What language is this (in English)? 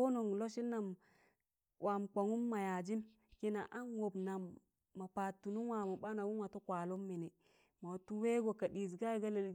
Tangale